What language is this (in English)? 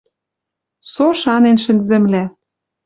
Western Mari